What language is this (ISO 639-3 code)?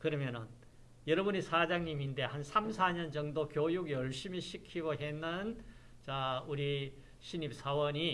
kor